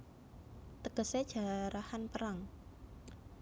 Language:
Javanese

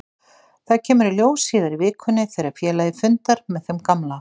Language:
Icelandic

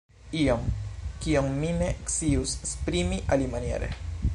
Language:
Esperanto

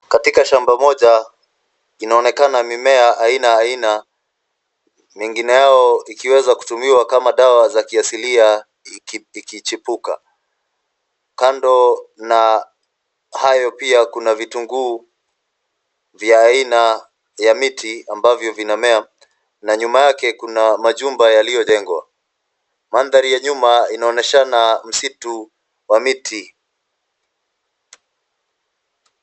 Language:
Swahili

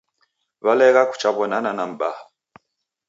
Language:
Taita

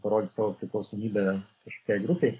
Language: Lithuanian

